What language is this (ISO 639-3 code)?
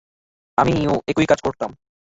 ben